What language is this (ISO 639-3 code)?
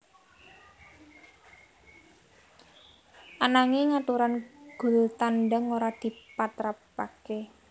jav